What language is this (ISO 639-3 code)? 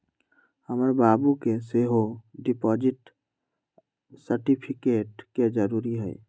mag